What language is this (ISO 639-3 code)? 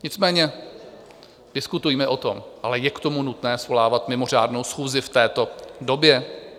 ces